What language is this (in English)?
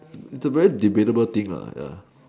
English